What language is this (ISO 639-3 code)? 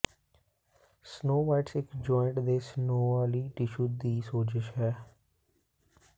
pan